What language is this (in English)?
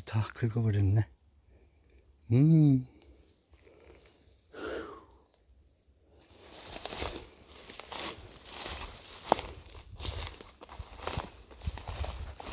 Korean